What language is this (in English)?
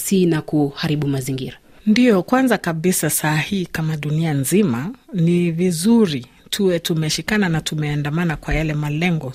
Swahili